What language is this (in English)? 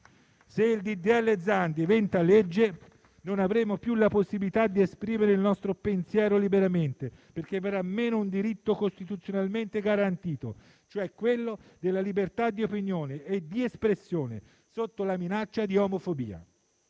Italian